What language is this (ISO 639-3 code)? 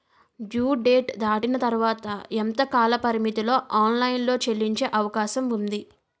tel